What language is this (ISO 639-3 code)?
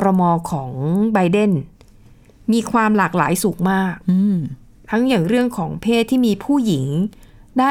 tha